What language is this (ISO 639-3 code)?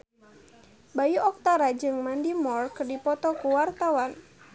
sun